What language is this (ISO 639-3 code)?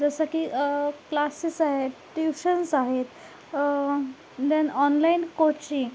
mar